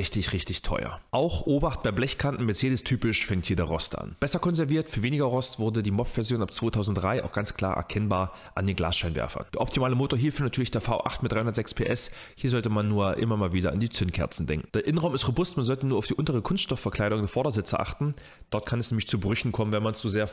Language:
German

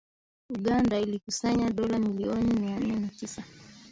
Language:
Swahili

